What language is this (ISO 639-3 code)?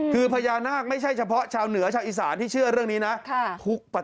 tha